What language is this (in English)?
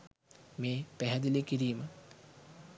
Sinhala